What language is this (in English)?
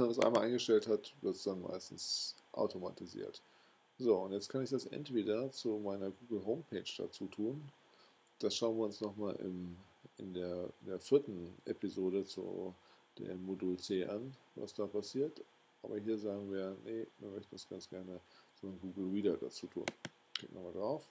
German